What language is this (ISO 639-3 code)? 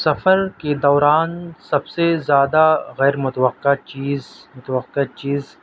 urd